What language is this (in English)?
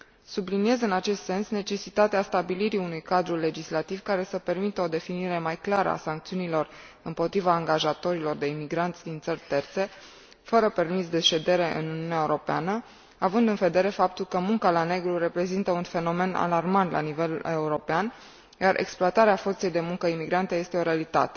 Romanian